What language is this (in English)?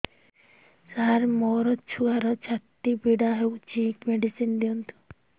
Odia